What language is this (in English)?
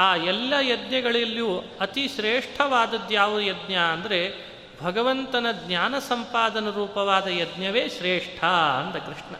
Kannada